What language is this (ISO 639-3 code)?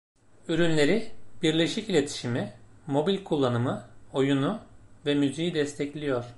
tur